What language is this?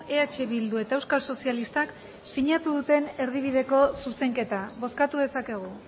Basque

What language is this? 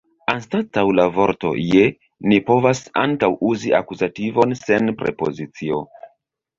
Esperanto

